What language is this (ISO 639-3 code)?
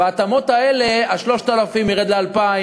heb